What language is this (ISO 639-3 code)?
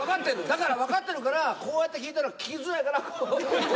jpn